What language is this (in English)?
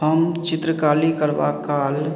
Maithili